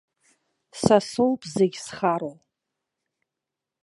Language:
Abkhazian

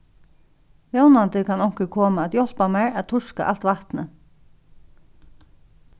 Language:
Faroese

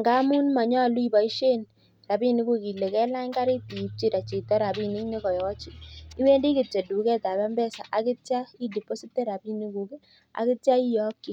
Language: Kalenjin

